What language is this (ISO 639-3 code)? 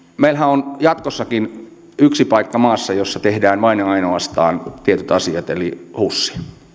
fin